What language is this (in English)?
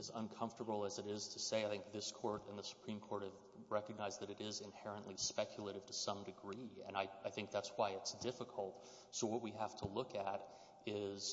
English